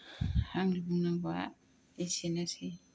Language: Bodo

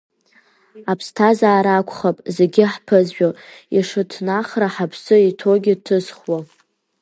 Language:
Abkhazian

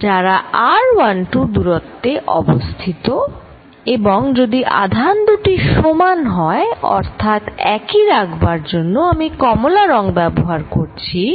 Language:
Bangla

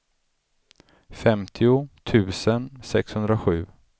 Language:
Swedish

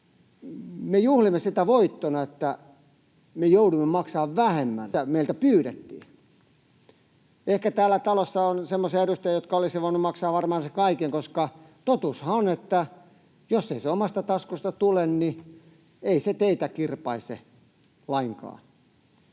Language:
Finnish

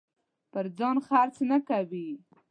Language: Pashto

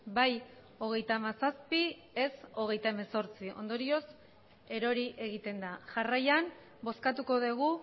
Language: Basque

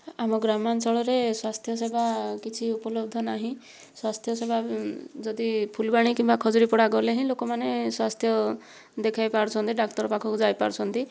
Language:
Odia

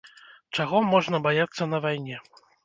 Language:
Belarusian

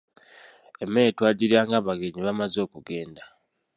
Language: Ganda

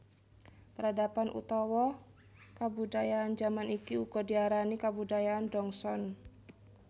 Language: Javanese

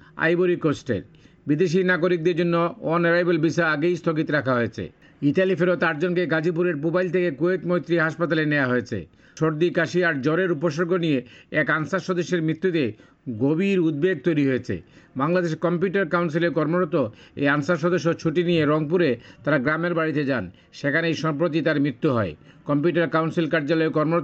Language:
Bangla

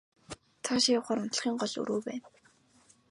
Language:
Mongolian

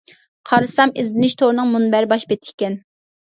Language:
Uyghur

